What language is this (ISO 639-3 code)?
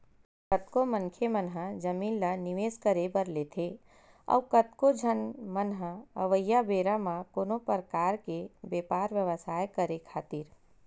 hne